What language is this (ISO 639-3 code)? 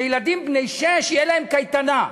heb